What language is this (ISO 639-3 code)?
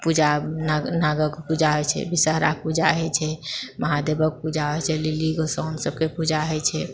mai